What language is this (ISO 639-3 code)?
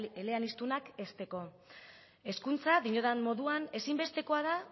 eus